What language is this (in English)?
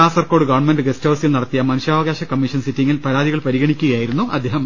Malayalam